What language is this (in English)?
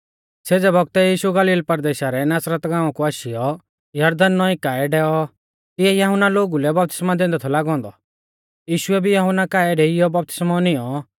Mahasu Pahari